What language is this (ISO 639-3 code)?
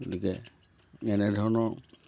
asm